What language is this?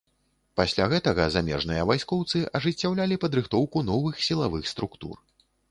Belarusian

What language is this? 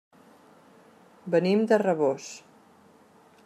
Catalan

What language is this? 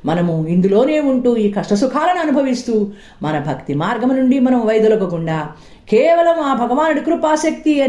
Telugu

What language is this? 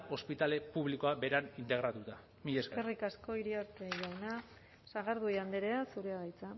Basque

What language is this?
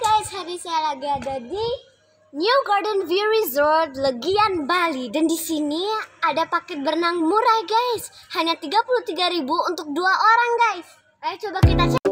Indonesian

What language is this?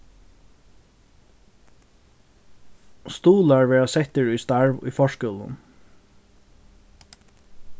Faroese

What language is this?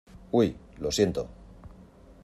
Spanish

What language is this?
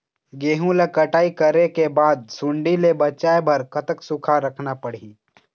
Chhattisgarhi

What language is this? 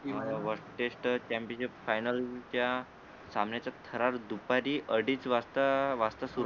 Marathi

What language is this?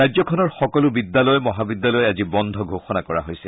Assamese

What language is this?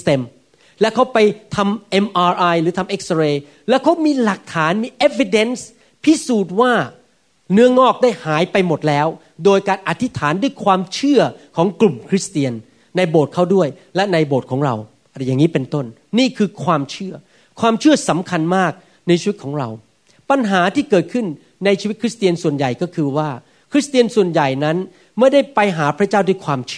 Thai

